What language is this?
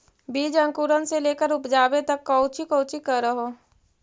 Magahi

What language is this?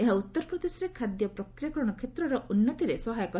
Odia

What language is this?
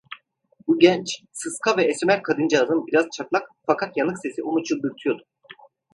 Turkish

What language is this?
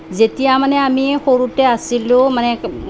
Assamese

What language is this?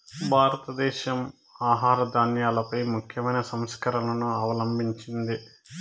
Telugu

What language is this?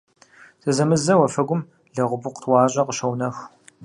Kabardian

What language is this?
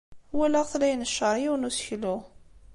Kabyle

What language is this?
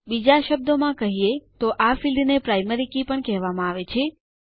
Gujarati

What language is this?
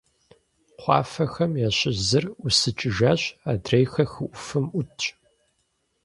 Kabardian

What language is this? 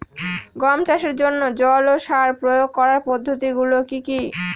Bangla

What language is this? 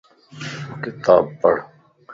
Lasi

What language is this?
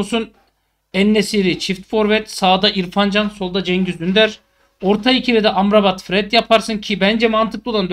Turkish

